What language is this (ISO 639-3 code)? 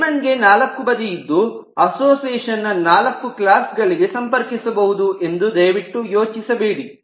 kan